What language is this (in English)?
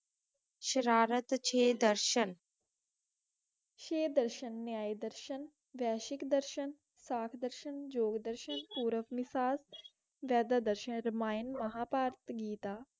Punjabi